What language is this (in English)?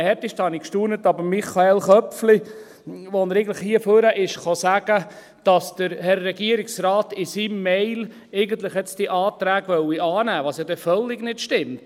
Swiss German